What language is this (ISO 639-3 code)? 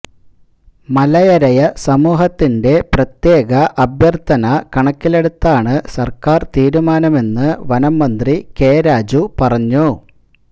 mal